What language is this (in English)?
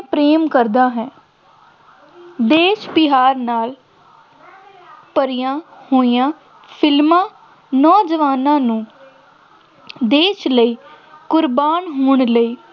Punjabi